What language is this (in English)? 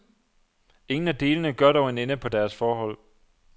Danish